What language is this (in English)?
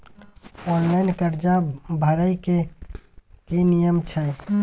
Maithili